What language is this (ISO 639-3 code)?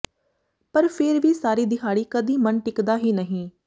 pan